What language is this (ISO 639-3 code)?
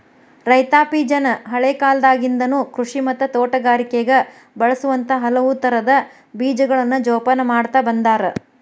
kan